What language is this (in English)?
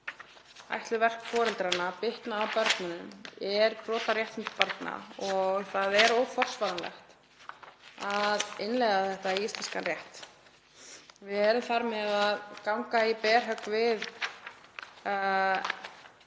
Icelandic